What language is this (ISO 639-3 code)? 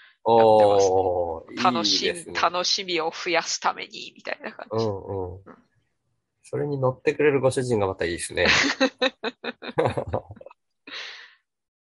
jpn